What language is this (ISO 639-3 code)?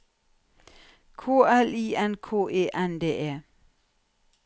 nor